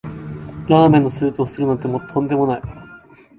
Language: Japanese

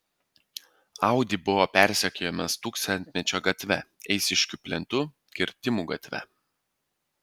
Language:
Lithuanian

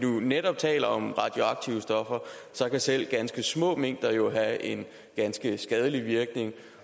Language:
Danish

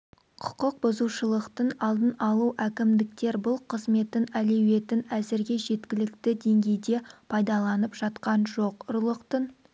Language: Kazakh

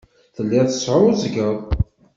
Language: Kabyle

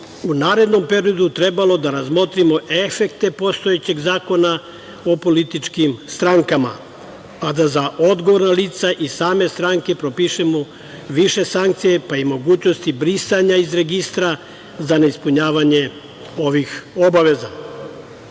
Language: Serbian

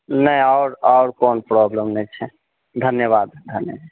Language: Maithili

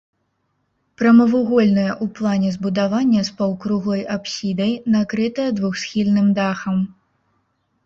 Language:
Belarusian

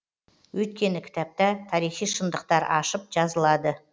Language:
Kazakh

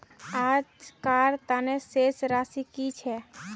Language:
Magahi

